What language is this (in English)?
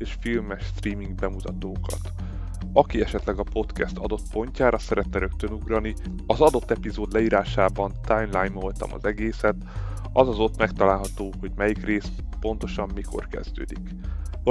Hungarian